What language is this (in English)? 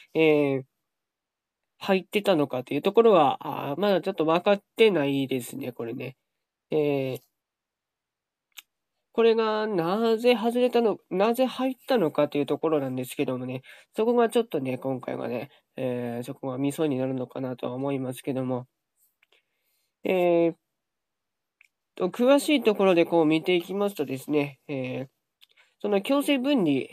Japanese